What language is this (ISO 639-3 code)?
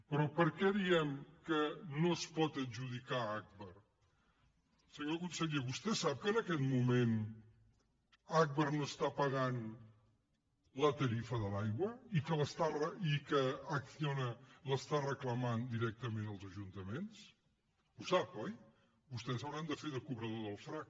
cat